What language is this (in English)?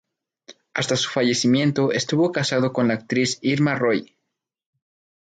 Spanish